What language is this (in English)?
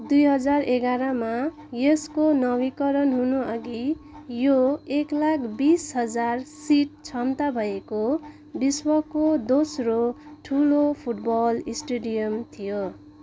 Nepali